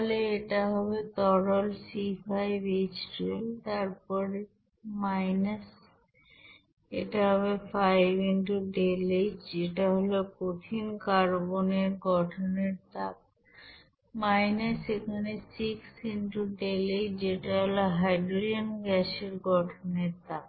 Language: Bangla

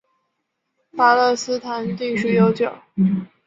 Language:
Chinese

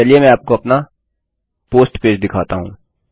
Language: Hindi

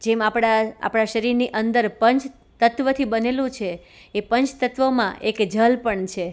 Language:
Gujarati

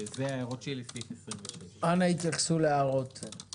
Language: Hebrew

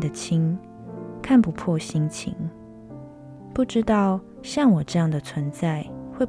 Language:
Chinese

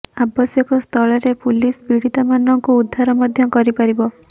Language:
Odia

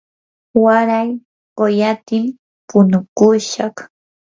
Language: Yanahuanca Pasco Quechua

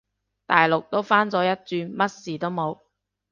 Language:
Cantonese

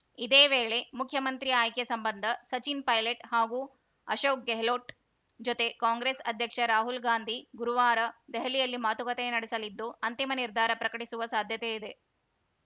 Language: Kannada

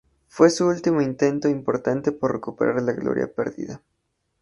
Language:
Spanish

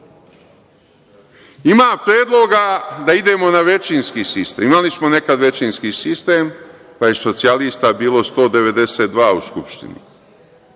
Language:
Serbian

